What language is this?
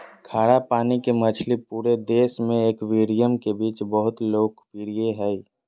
Magahi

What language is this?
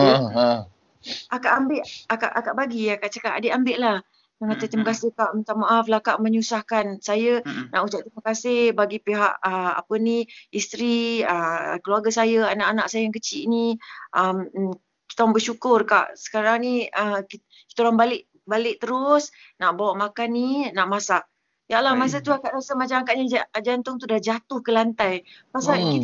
Malay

